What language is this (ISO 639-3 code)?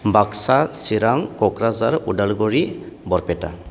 brx